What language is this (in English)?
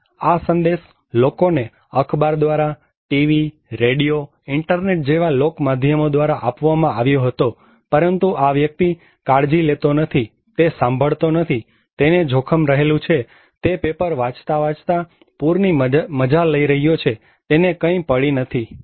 Gujarati